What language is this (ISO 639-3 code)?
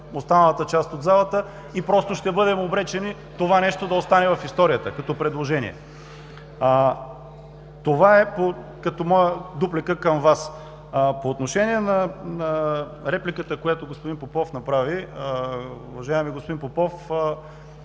bul